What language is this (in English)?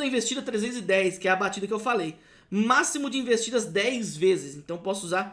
Portuguese